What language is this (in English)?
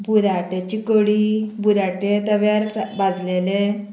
Konkani